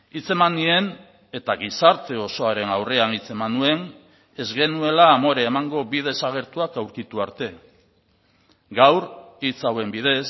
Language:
Basque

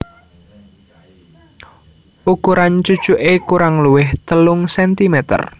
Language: Javanese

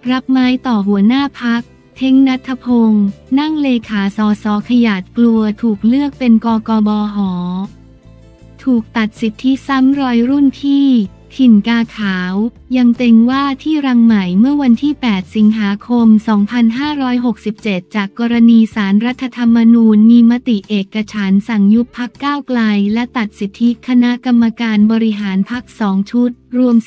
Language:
Thai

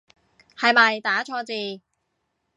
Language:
Cantonese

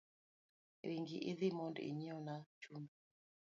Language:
Luo (Kenya and Tanzania)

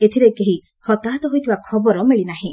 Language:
Odia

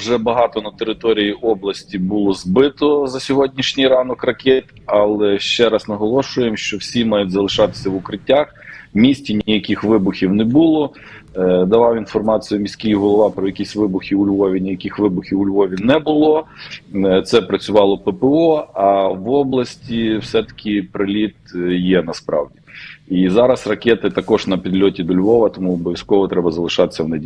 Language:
Ukrainian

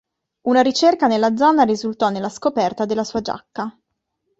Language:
Italian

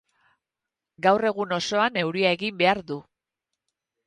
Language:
Basque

